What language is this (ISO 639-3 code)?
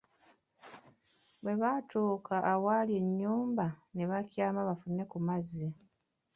lug